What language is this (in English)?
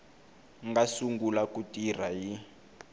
Tsonga